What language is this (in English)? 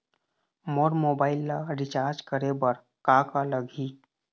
Chhattisgarhi